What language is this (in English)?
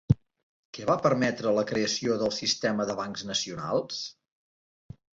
Catalan